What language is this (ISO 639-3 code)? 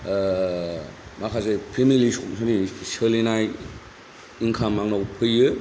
brx